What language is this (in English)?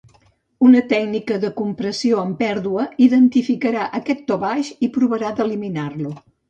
Catalan